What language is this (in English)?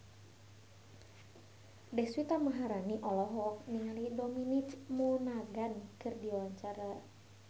Sundanese